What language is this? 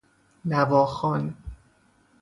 Persian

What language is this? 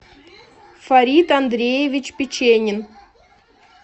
Russian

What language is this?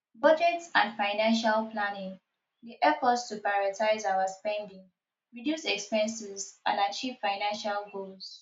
Nigerian Pidgin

